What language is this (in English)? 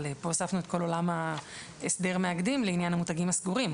Hebrew